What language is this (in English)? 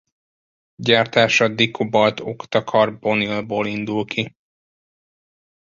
Hungarian